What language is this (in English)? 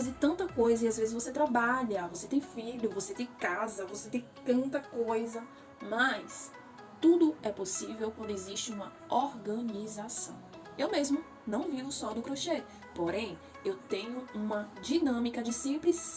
Portuguese